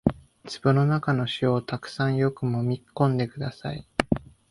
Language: Japanese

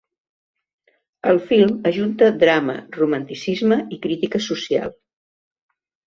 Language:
Catalan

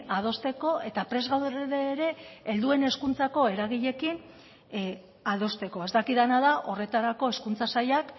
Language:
Basque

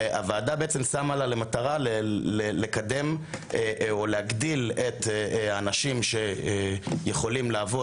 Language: Hebrew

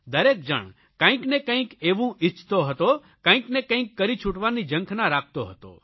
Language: Gujarati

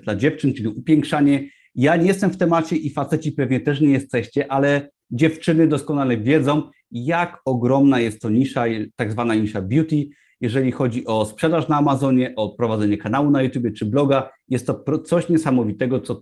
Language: Polish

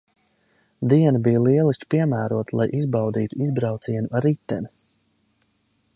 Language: Latvian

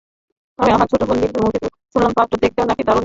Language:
Bangla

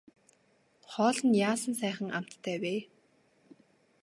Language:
Mongolian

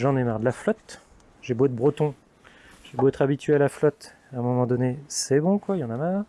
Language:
French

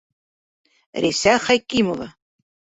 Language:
Bashkir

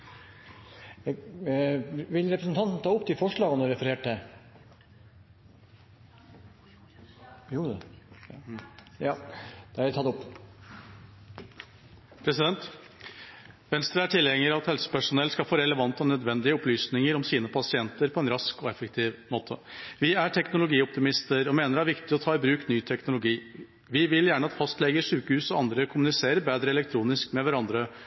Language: Norwegian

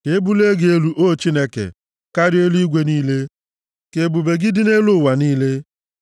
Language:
Igbo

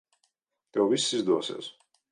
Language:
Latvian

